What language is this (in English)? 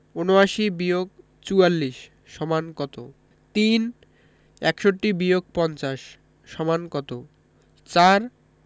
Bangla